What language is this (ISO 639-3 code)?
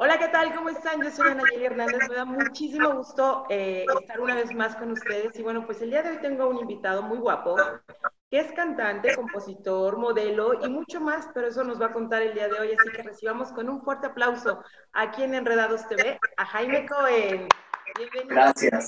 spa